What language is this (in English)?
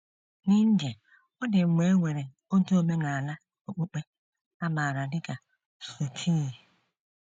Igbo